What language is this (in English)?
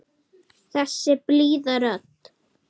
Icelandic